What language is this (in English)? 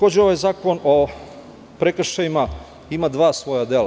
Serbian